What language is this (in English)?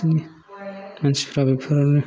Bodo